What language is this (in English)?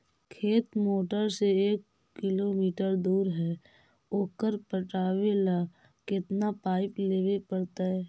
Magahi